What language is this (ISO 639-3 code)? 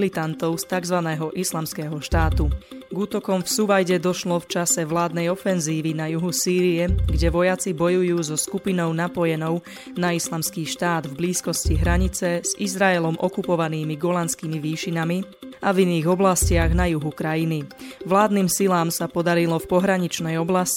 slk